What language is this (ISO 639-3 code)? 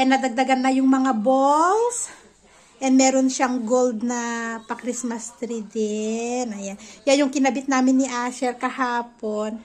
fil